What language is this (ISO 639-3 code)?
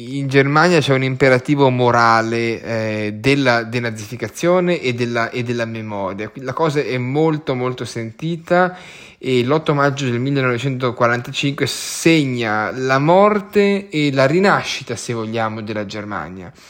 ita